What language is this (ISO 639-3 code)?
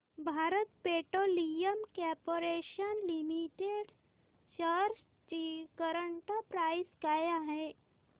mar